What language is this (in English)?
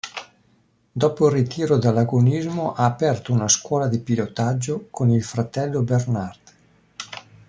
Italian